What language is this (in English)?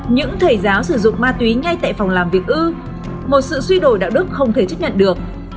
Vietnamese